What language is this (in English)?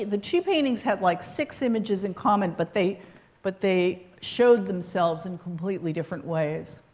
English